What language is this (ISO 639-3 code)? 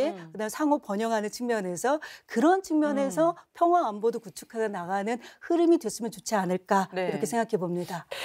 kor